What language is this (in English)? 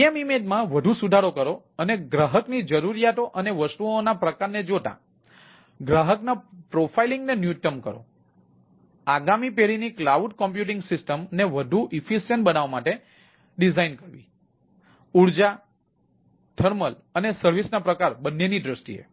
Gujarati